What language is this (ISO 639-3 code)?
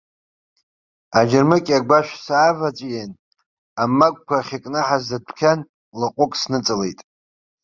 abk